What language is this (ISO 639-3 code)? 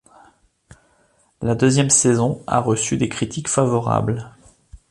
fra